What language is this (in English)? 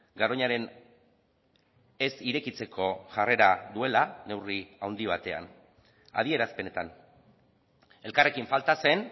Basque